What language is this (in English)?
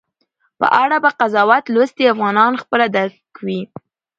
Pashto